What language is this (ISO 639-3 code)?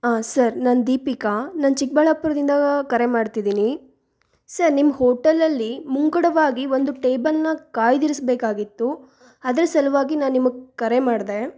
kan